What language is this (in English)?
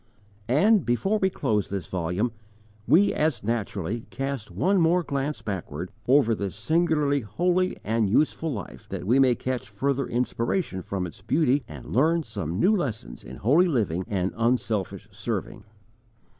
English